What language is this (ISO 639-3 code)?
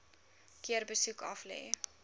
afr